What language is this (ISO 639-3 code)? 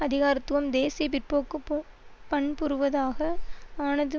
tam